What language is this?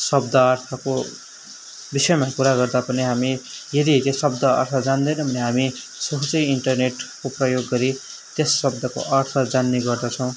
Nepali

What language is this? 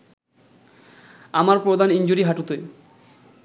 Bangla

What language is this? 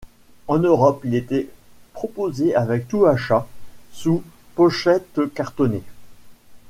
French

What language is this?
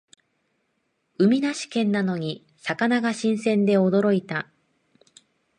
Japanese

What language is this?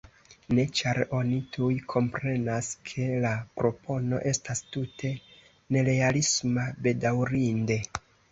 Esperanto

